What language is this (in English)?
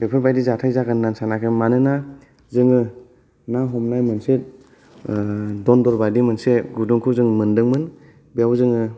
Bodo